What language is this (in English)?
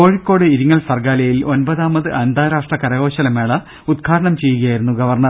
Malayalam